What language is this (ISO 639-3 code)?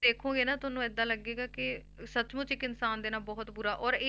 pan